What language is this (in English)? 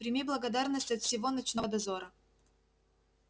Russian